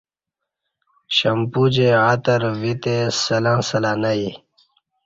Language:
Kati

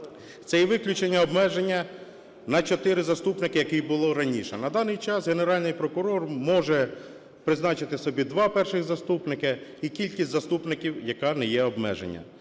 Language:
Ukrainian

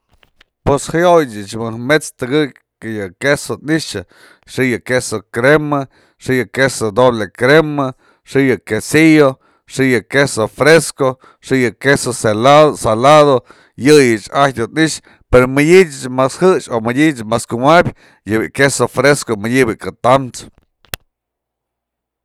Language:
Mazatlán Mixe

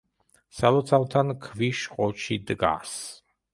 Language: Georgian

